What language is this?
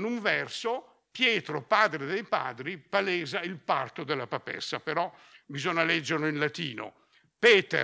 Italian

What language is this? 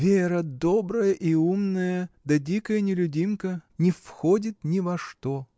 Russian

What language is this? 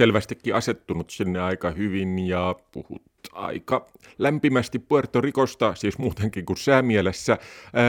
Finnish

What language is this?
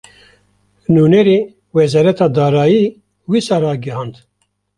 Kurdish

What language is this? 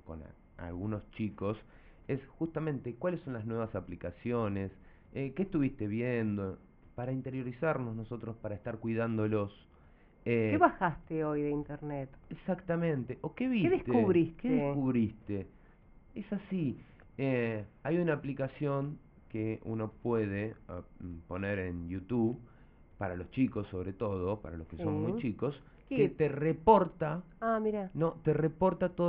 Spanish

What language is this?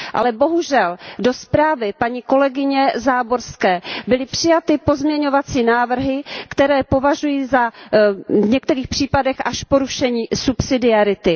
Czech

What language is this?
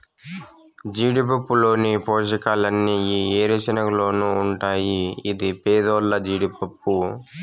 Telugu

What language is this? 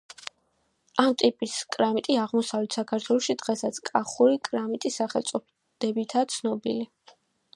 Georgian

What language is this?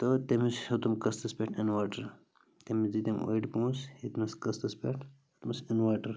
Kashmiri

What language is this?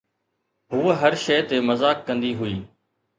Sindhi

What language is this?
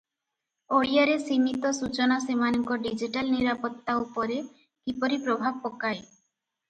Odia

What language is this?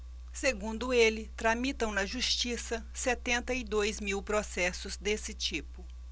Portuguese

